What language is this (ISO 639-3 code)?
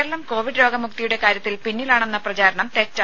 mal